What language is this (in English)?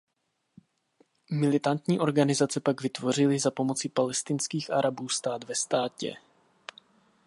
Czech